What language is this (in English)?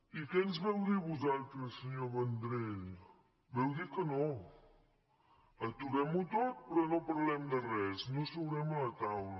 Catalan